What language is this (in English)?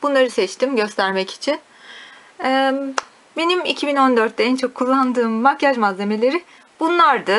Turkish